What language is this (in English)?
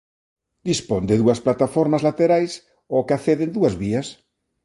Galician